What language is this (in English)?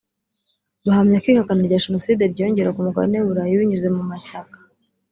Kinyarwanda